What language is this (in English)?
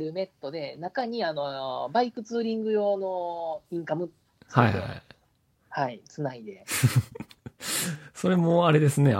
Japanese